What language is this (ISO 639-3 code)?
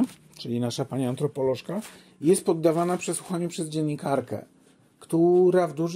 pol